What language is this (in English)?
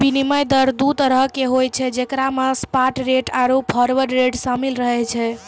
Maithili